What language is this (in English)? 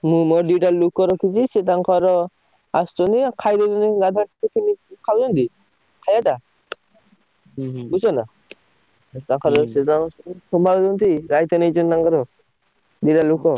Odia